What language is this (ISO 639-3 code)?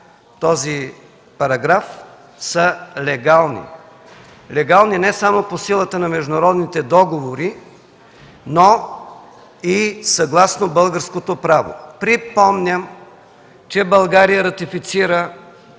bul